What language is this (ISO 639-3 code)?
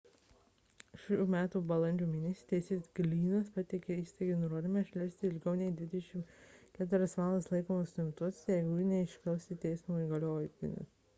lit